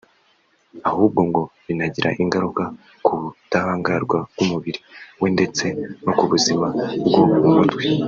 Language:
Kinyarwanda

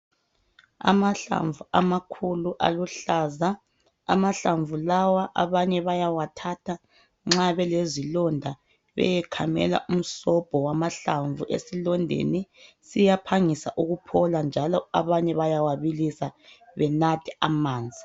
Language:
North Ndebele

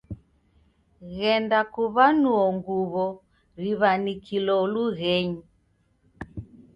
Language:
Taita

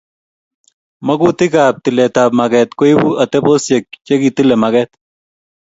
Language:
Kalenjin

